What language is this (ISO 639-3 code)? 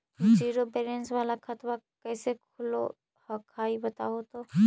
mag